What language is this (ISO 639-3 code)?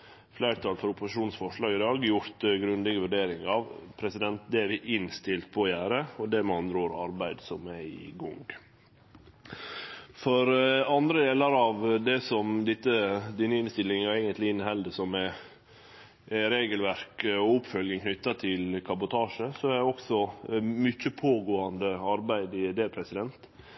nno